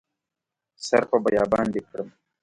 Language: Pashto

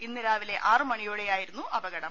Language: Malayalam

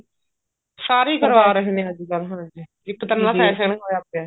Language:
Punjabi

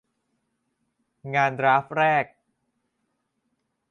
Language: Thai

